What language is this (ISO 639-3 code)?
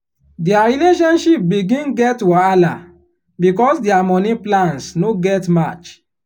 pcm